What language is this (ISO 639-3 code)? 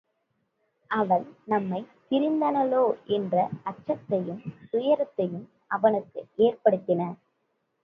tam